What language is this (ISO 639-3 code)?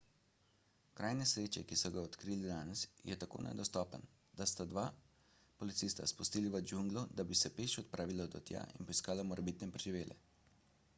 slv